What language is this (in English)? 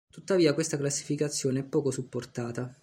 Italian